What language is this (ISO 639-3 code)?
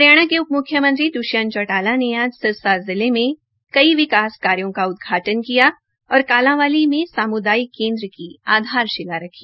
hin